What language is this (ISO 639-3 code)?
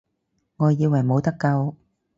yue